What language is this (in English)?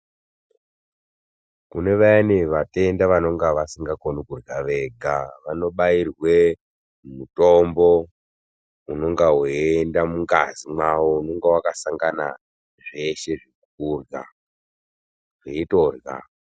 Ndau